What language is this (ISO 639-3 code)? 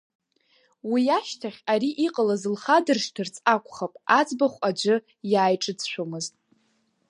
abk